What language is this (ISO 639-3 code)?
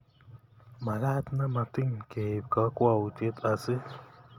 kln